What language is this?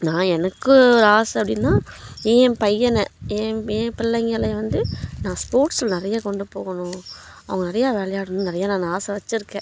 Tamil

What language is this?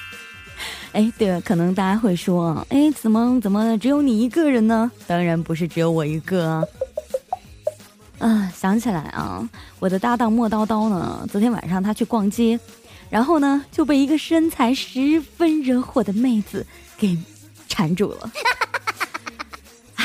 Chinese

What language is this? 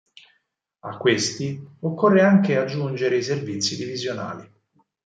Italian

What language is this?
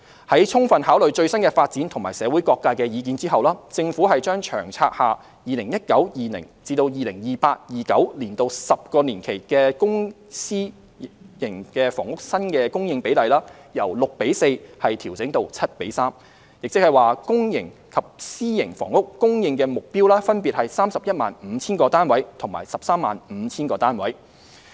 Cantonese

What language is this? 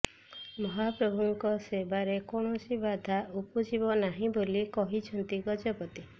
Odia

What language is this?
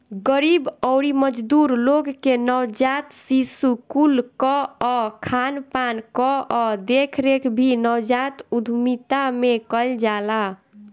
Bhojpuri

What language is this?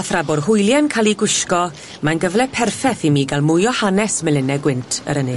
Welsh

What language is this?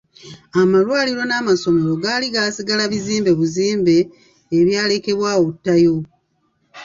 Ganda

